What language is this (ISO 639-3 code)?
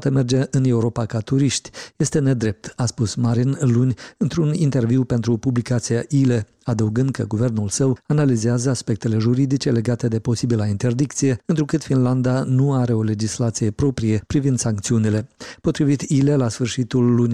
ron